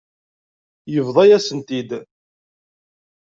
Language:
Kabyle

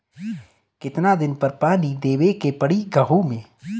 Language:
Bhojpuri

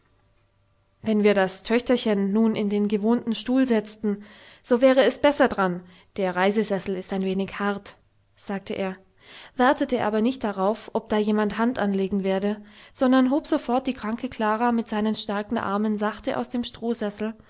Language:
German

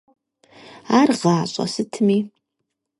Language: Kabardian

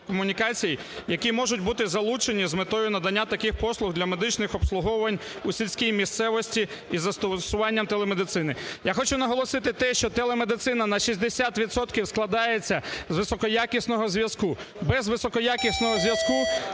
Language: Ukrainian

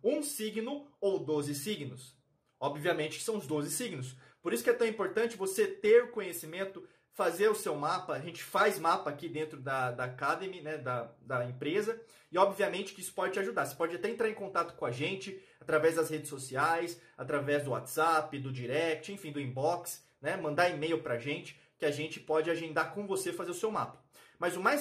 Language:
Portuguese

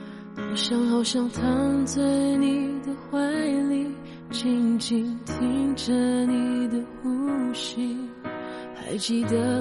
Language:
Chinese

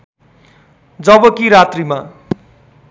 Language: Nepali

